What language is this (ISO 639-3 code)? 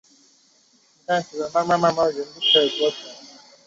zho